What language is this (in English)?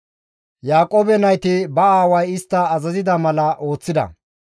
Gamo